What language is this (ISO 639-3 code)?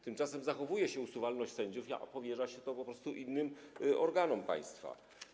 pol